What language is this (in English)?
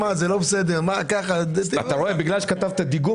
Hebrew